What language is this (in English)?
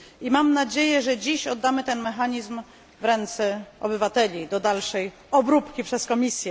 Polish